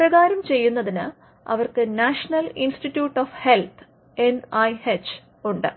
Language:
Malayalam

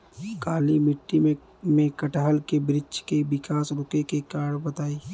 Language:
Bhojpuri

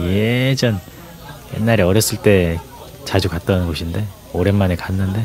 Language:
Korean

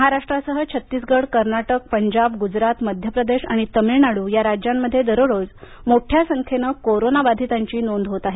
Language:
Marathi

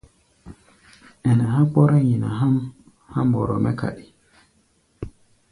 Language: Gbaya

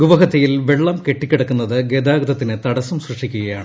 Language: Malayalam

